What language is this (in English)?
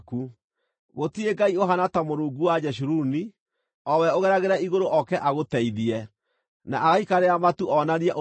Kikuyu